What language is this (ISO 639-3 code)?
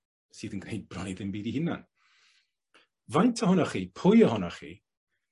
cym